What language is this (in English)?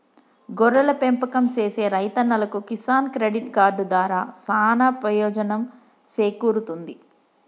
Telugu